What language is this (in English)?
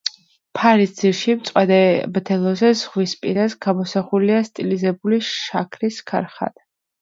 Georgian